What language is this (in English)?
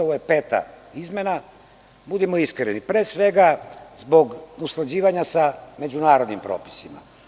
Serbian